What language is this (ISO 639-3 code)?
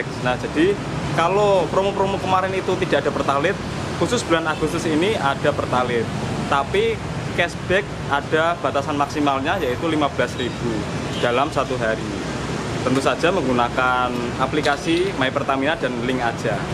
ind